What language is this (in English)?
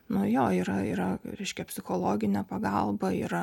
Lithuanian